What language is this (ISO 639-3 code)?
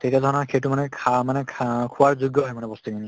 asm